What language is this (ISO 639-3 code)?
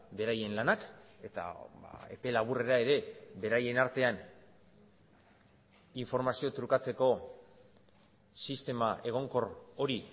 eus